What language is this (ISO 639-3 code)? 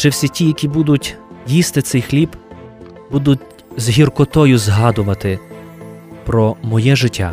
ukr